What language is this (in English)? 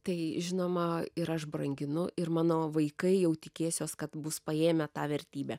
Lithuanian